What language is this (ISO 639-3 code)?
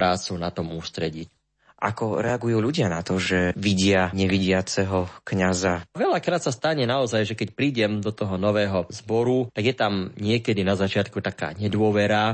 slk